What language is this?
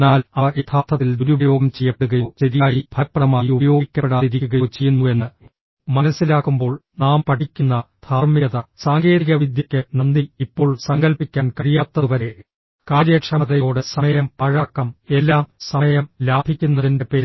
Malayalam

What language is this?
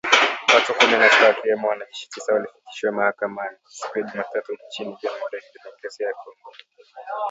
Swahili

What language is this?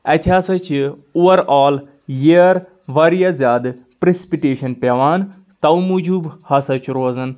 Kashmiri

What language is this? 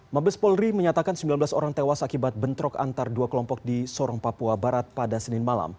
Indonesian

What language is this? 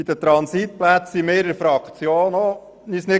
Swiss German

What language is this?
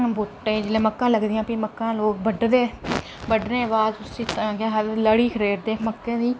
Dogri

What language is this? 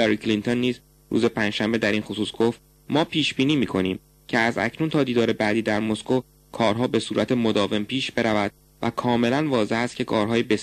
Persian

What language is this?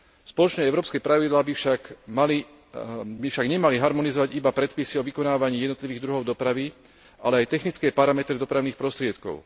Slovak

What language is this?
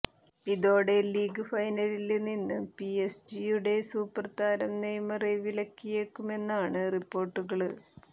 Malayalam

